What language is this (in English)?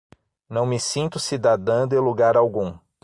Portuguese